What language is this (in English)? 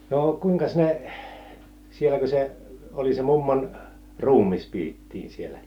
Finnish